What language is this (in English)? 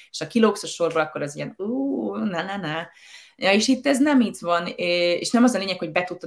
Hungarian